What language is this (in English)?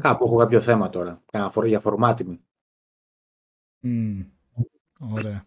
Greek